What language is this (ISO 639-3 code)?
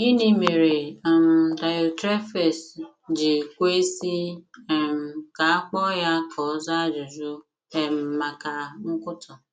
ibo